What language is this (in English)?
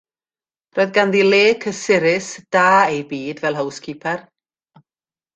Welsh